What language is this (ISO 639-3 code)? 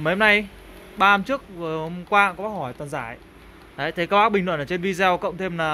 vie